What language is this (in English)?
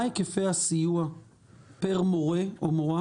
Hebrew